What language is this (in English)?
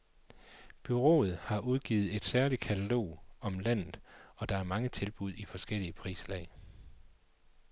Danish